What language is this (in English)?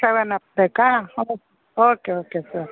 Kannada